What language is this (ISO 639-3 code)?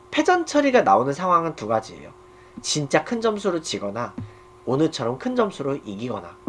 kor